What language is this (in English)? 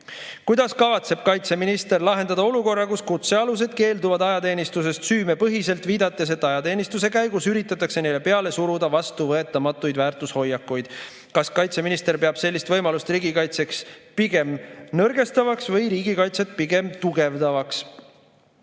Estonian